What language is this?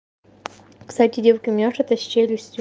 Russian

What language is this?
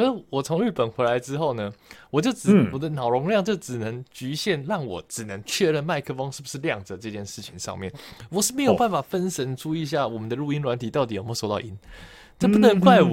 Chinese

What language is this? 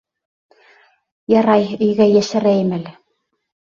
Bashkir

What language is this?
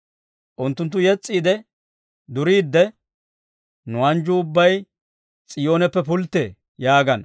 Dawro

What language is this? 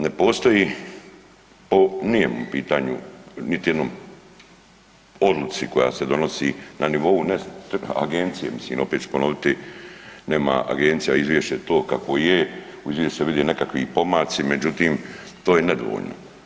Croatian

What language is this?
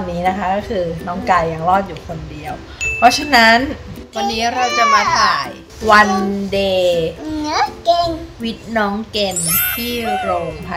Thai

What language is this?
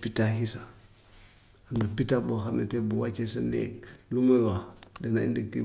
Gambian Wolof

